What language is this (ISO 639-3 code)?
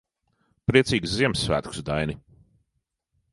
lav